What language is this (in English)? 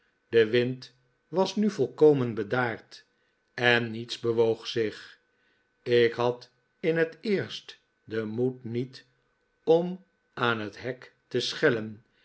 Dutch